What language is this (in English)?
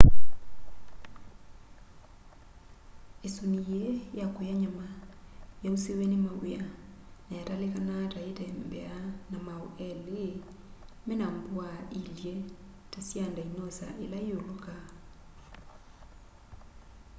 Kamba